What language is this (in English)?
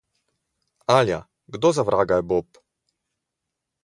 Slovenian